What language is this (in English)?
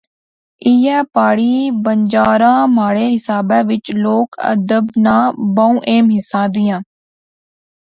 Pahari-Potwari